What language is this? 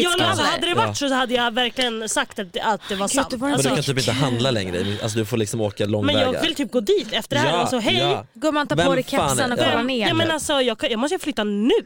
Swedish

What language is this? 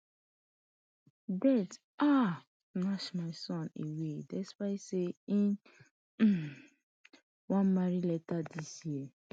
Nigerian Pidgin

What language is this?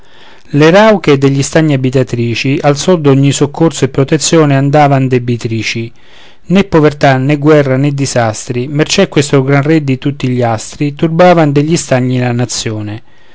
Italian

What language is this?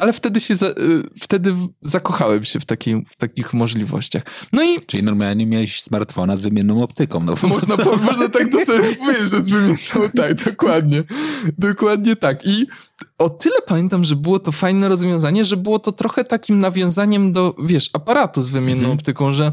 Polish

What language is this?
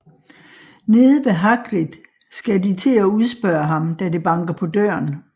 Danish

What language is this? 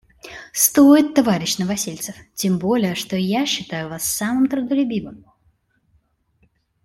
Russian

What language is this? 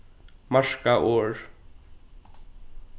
Faroese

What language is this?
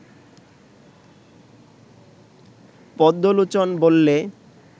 Bangla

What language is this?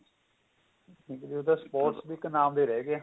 Punjabi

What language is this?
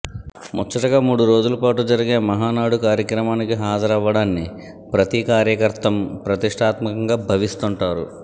Telugu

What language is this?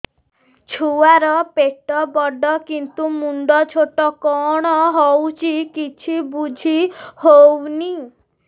Odia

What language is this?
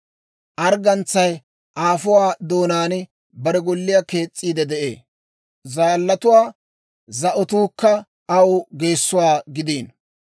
Dawro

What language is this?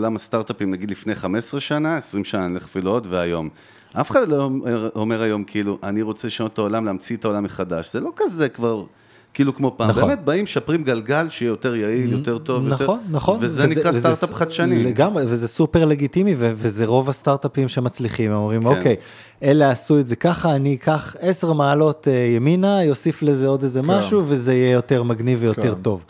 Hebrew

